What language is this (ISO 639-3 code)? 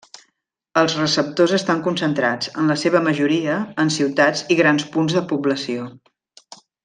cat